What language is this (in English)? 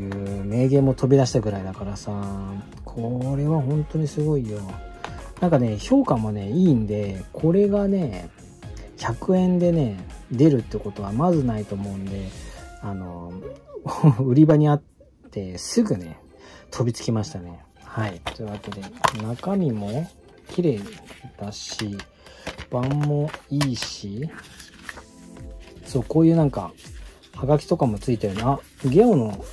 Japanese